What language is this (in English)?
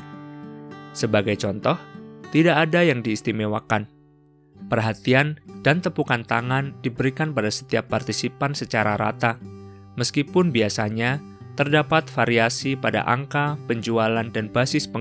Indonesian